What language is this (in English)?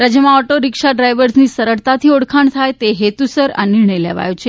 Gujarati